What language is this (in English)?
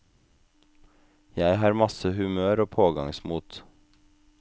Norwegian